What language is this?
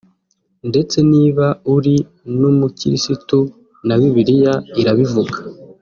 Kinyarwanda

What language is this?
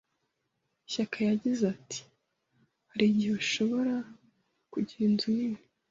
Kinyarwanda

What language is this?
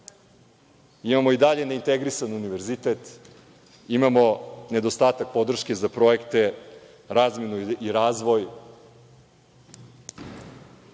Serbian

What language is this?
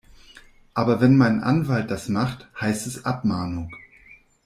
German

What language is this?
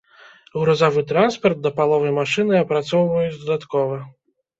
Belarusian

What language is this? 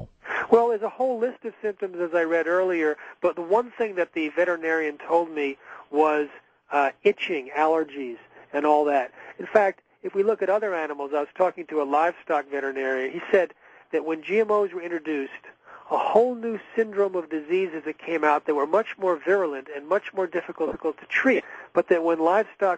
English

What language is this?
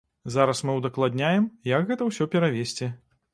Belarusian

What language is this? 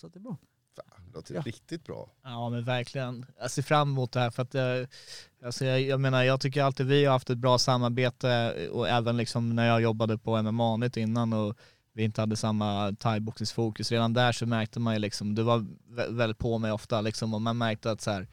Swedish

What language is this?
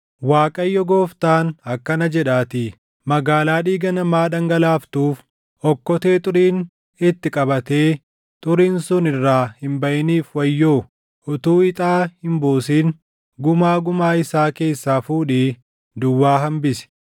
Oromo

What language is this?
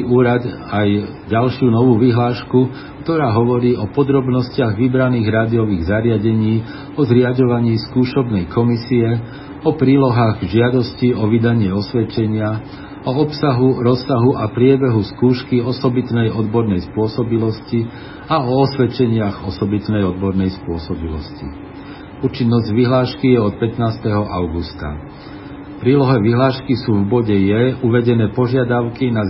Slovak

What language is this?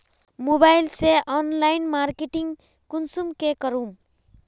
Magahi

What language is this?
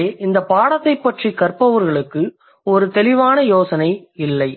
Tamil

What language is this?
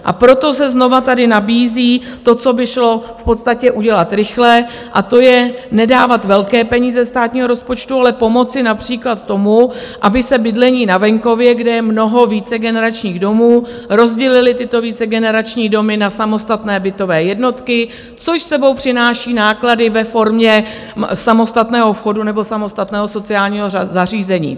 Czech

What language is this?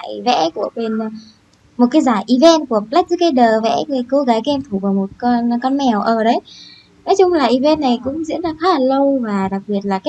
Vietnamese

